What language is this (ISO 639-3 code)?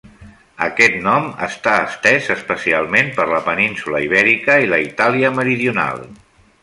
cat